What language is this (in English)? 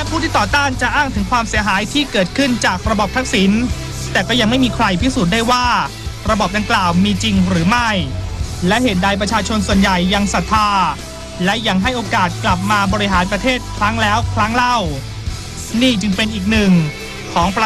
Thai